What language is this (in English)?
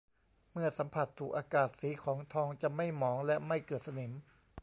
Thai